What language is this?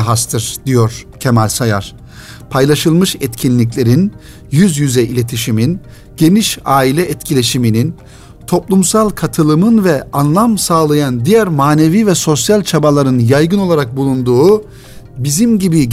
Turkish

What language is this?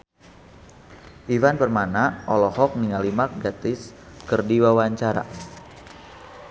Sundanese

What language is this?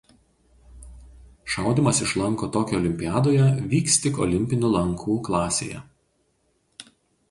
Lithuanian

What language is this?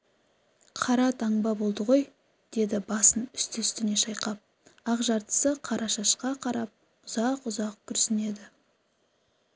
Kazakh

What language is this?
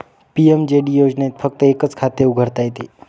Marathi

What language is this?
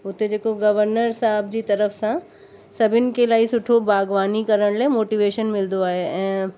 Sindhi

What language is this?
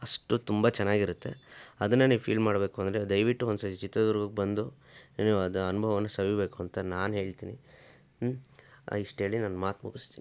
Kannada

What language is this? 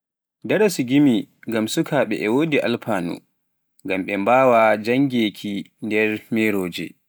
Pular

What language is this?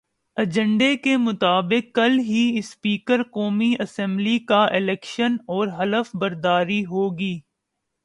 Urdu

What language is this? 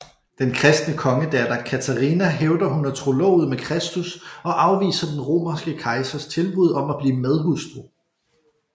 Danish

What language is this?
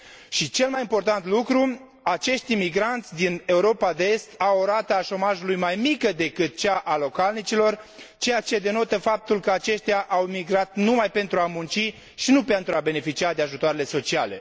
Romanian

